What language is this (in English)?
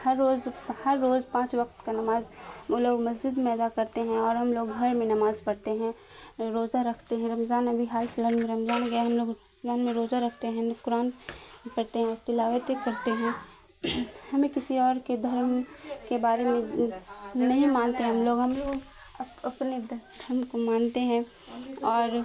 Urdu